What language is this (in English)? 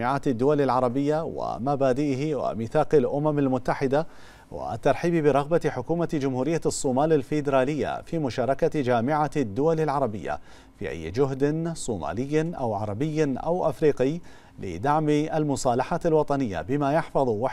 Arabic